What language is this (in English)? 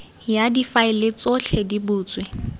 Tswana